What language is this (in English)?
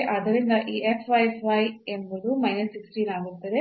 Kannada